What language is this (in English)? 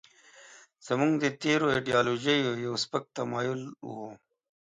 Pashto